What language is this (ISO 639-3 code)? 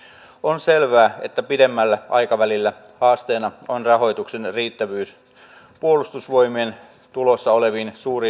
fin